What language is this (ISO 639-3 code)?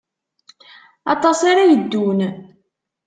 kab